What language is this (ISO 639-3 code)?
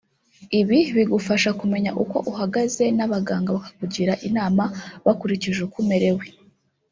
kin